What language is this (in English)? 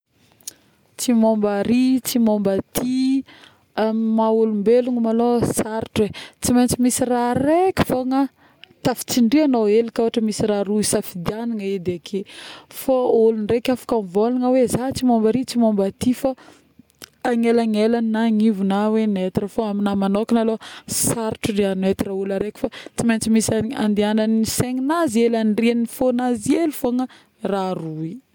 Northern Betsimisaraka Malagasy